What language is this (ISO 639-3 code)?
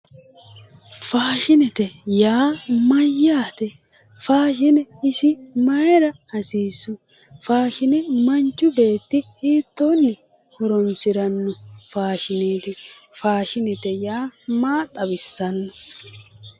sid